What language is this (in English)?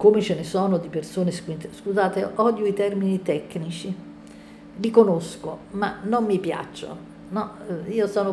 Italian